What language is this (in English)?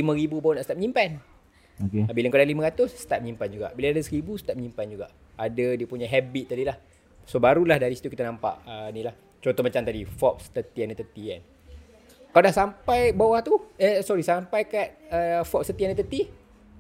Malay